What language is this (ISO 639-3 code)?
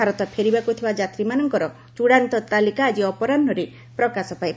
ori